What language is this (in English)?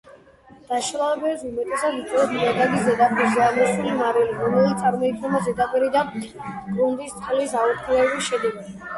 Georgian